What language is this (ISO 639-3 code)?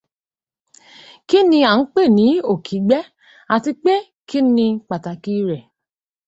yor